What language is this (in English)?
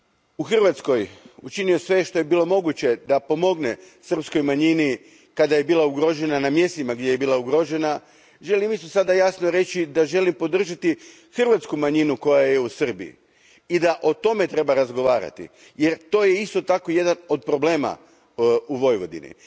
Croatian